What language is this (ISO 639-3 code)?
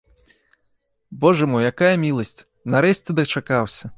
bel